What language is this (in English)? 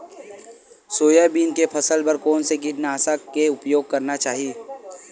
Chhattisgarhi